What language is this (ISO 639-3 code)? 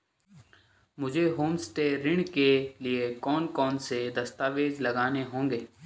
hin